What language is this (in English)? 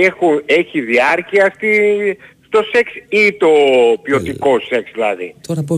Greek